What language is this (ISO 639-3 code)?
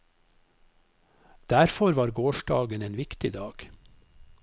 nor